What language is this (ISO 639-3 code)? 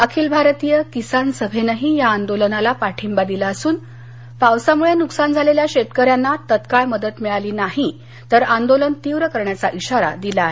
mar